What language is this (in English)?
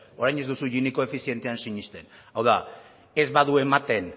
Basque